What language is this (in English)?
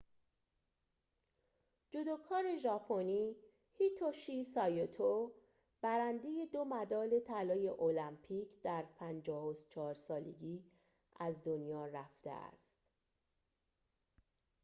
Persian